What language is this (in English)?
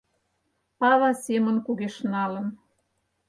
Mari